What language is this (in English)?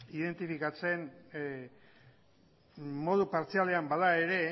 Basque